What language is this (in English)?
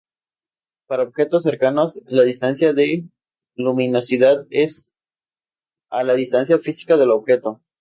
Spanish